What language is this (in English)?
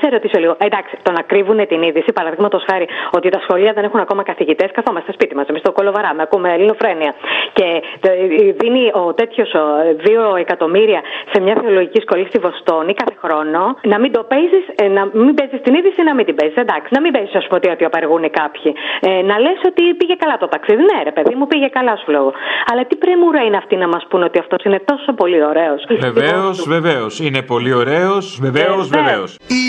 Greek